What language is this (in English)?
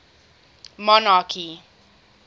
English